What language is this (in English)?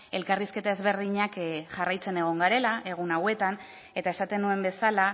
Basque